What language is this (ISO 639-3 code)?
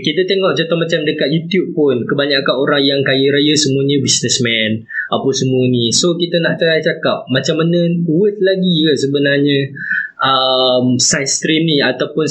msa